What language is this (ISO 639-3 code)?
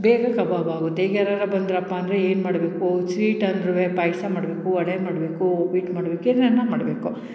kan